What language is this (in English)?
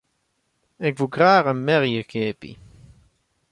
Western Frisian